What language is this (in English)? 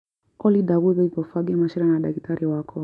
Kikuyu